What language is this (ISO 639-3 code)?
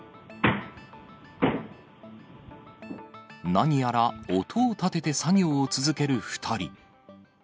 jpn